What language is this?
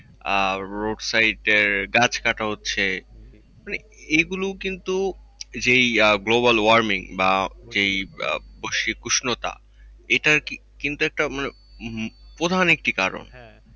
Bangla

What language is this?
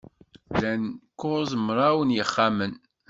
Kabyle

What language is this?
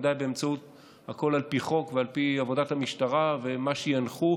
Hebrew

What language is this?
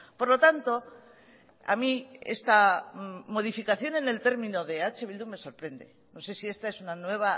Spanish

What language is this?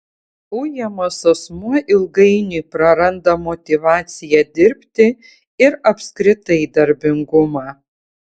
Lithuanian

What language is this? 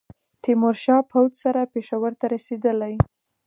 Pashto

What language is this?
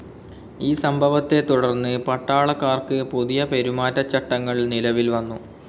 Malayalam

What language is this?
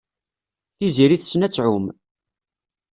Kabyle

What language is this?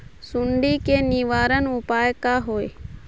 Magahi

